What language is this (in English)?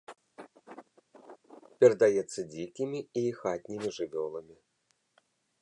Belarusian